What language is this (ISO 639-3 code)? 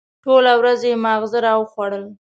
pus